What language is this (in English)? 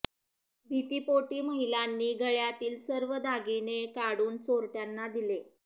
Marathi